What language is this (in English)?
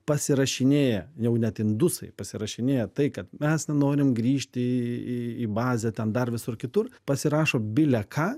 Lithuanian